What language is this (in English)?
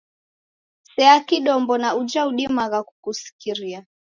Taita